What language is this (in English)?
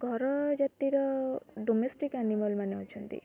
Odia